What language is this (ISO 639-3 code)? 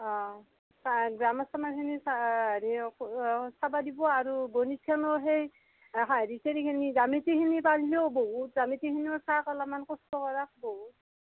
asm